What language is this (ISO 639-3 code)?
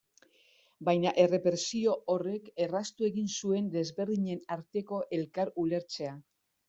eus